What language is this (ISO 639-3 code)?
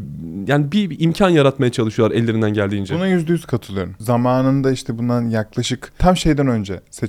tur